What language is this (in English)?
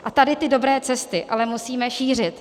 Czech